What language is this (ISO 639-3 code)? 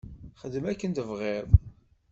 kab